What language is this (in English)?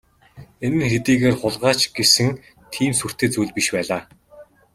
Mongolian